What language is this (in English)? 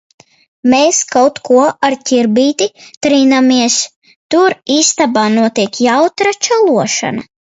Latvian